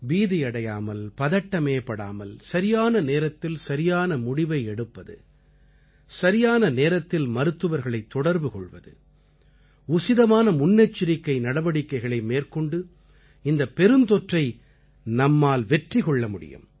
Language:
Tamil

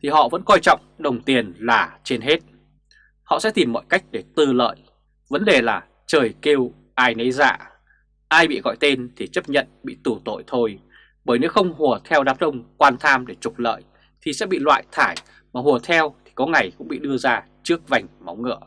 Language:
Vietnamese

